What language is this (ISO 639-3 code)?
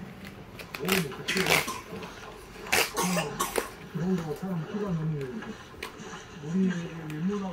kor